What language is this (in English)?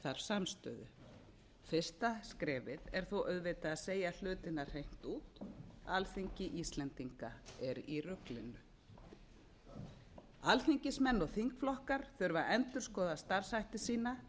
Icelandic